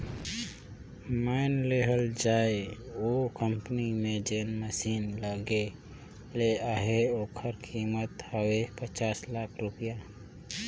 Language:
Chhattisgarhi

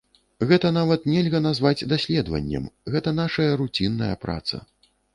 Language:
Belarusian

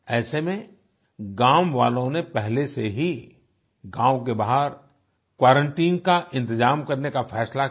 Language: Hindi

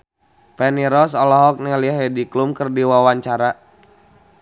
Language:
Sundanese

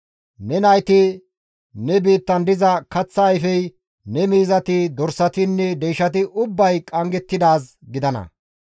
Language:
Gamo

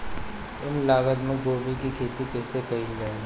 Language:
Bhojpuri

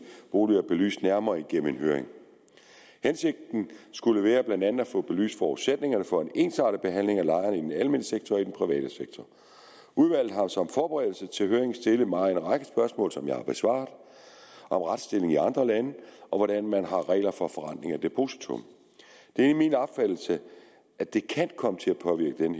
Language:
Danish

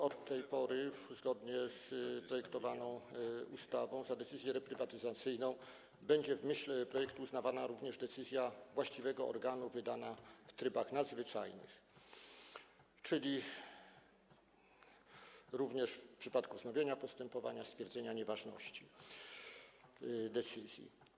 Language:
Polish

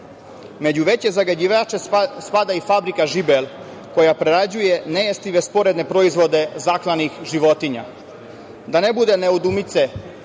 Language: Serbian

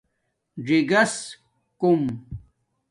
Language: Domaaki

